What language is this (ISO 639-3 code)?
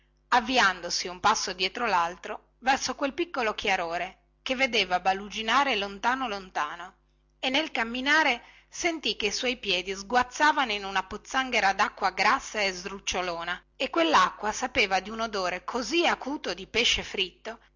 ita